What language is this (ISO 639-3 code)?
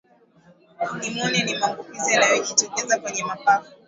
swa